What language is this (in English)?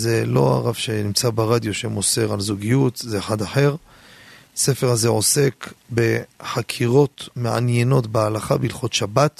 Hebrew